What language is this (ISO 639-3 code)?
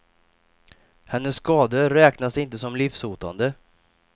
swe